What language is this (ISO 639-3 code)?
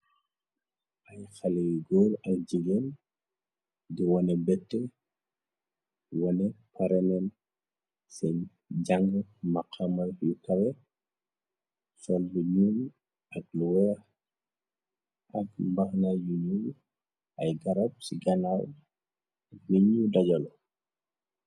wol